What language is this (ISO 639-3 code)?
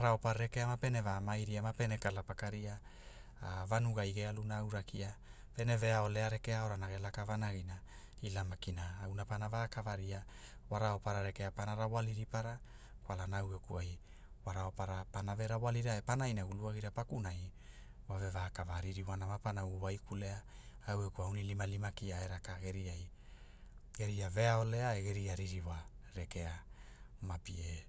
hul